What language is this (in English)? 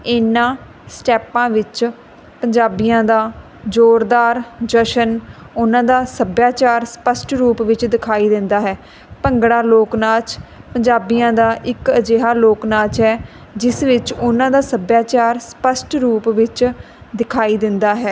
Punjabi